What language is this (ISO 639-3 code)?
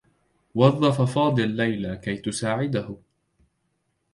ara